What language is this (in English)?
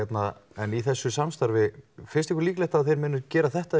Icelandic